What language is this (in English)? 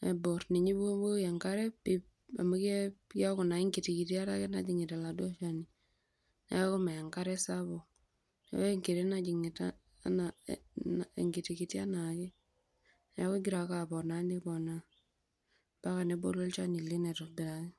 Masai